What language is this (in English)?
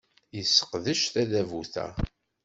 Kabyle